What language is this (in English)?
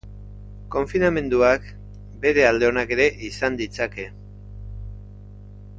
Basque